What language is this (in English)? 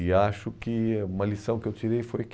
Portuguese